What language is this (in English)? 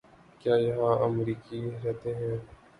Urdu